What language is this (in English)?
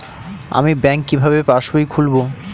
Bangla